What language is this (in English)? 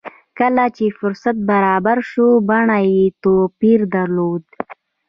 Pashto